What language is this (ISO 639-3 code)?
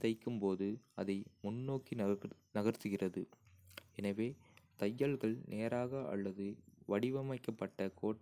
kfe